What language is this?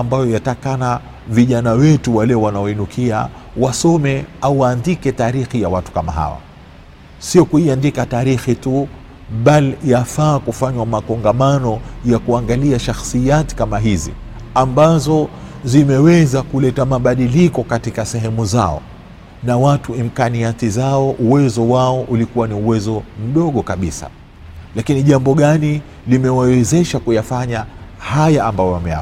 Swahili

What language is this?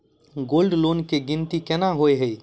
Maithili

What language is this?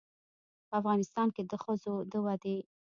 Pashto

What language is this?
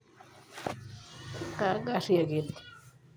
Masai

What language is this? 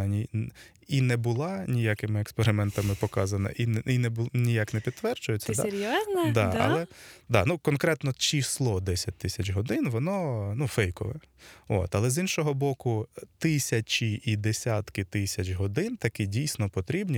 Ukrainian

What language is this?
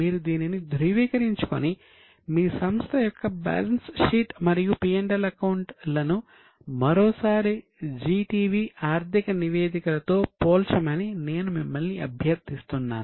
Telugu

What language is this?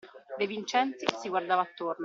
Italian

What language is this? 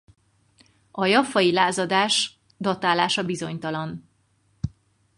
Hungarian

